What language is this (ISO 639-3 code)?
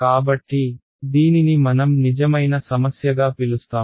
tel